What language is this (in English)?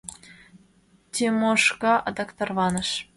Mari